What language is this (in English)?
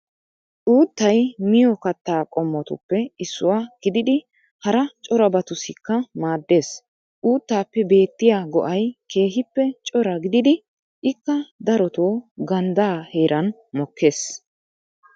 Wolaytta